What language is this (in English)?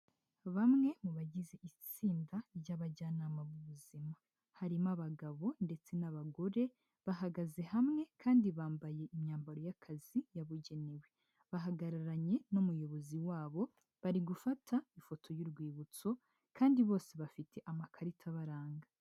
Kinyarwanda